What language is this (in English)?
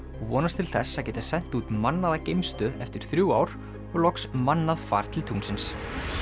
Icelandic